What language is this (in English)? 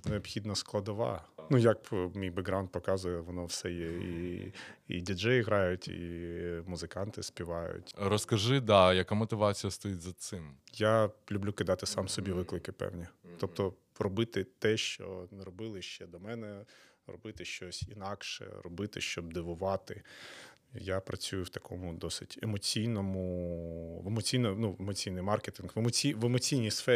Ukrainian